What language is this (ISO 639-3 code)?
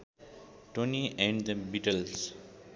nep